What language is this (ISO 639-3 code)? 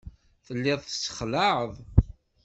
kab